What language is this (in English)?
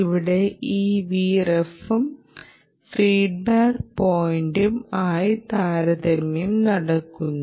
Malayalam